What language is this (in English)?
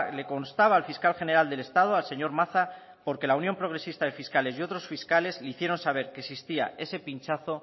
Spanish